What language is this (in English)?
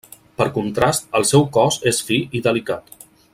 Catalan